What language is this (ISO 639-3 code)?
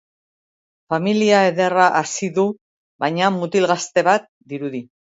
eus